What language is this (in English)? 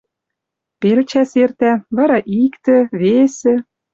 Western Mari